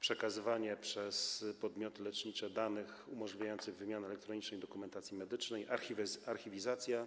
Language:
Polish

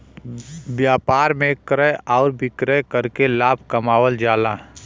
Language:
Bhojpuri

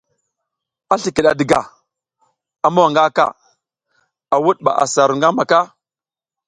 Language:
South Giziga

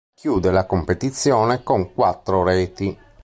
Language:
Italian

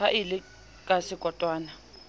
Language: Southern Sotho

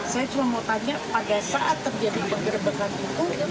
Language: Indonesian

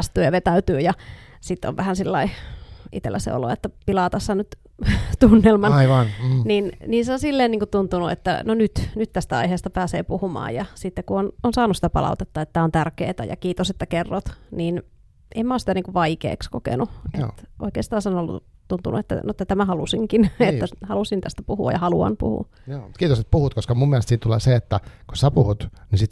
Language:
Finnish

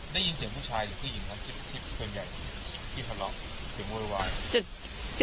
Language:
Thai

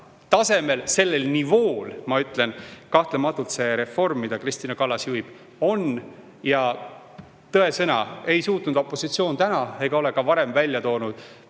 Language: Estonian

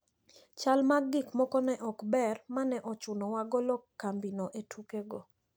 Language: Luo (Kenya and Tanzania)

